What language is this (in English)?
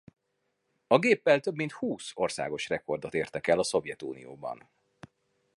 Hungarian